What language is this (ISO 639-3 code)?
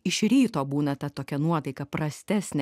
lit